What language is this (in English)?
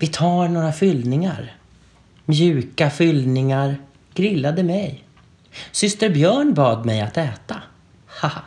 Swedish